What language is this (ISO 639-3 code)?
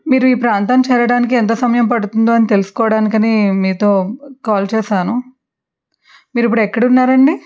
tel